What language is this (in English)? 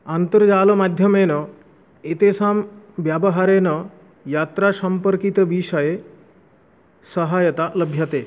Sanskrit